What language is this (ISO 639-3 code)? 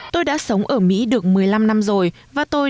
vie